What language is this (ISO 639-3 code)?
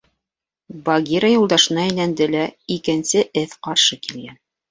bak